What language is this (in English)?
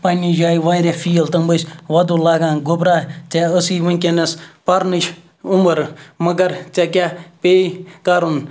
Kashmiri